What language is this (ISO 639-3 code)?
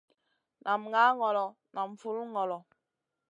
mcn